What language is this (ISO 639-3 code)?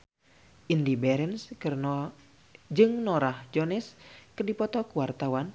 sun